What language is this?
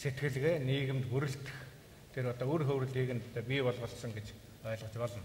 Italian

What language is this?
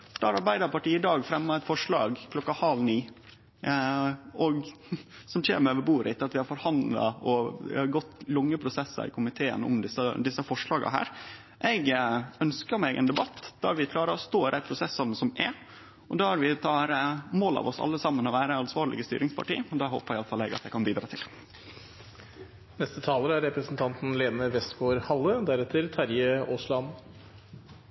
Norwegian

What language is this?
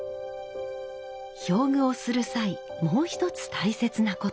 Japanese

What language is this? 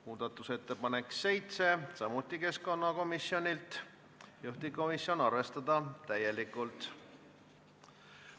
Estonian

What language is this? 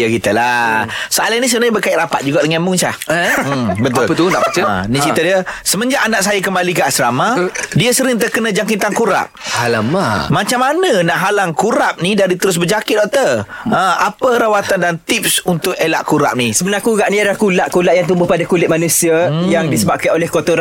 Malay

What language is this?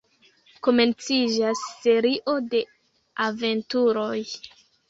Esperanto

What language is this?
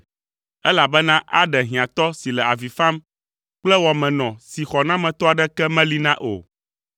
Ewe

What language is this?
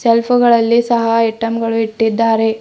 Kannada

